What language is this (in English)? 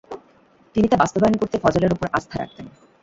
Bangla